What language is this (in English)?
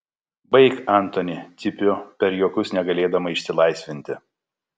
Lithuanian